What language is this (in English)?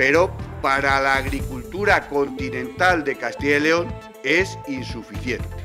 Spanish